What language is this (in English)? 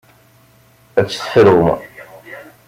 Kabyle